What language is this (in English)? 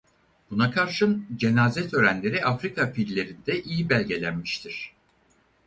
Turkish